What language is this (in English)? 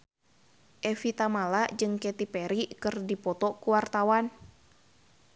Sundanese